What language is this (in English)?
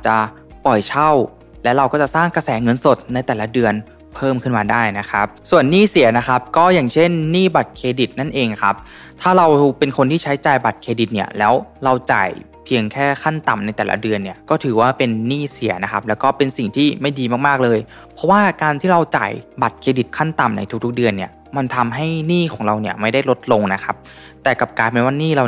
Thai